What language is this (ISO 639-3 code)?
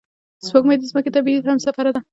pus